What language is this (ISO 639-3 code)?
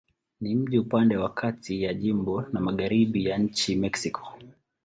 swa